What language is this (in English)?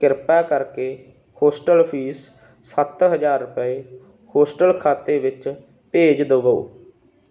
Punjabi